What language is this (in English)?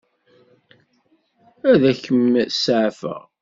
Kabyle